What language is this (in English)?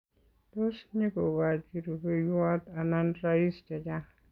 Kalenjin